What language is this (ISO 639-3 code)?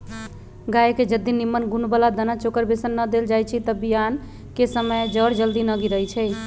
mag